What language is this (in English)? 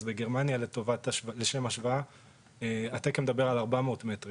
Hebrew